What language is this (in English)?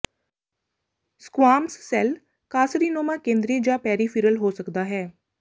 Punjabi